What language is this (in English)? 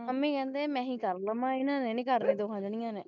Punjabi